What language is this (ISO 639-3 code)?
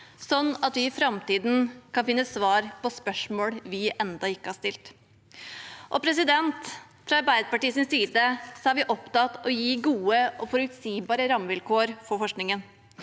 nor